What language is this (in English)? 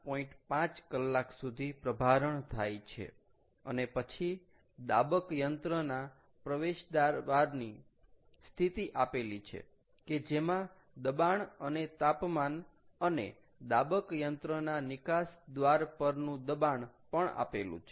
Gujarati